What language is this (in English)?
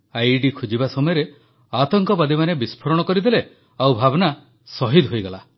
Odia